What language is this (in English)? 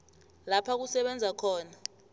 South Ndebele